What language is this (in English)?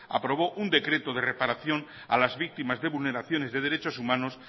Spanish